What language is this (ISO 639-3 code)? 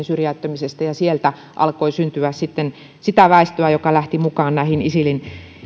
fin